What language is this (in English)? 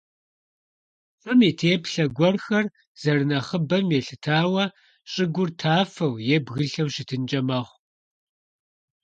Kabardian